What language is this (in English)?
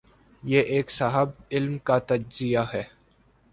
Urdu